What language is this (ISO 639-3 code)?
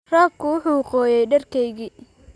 som